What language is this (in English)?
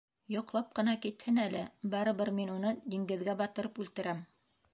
Bashkir